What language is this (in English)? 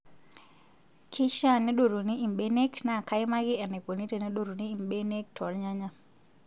Masai